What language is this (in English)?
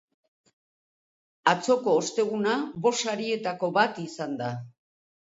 Basque